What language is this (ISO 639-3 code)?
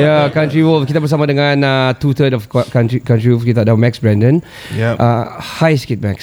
msa